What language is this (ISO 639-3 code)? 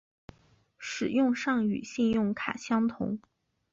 zho